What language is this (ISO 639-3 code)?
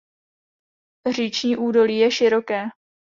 ces